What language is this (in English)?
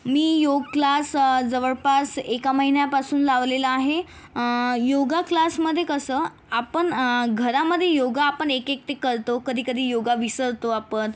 Marathi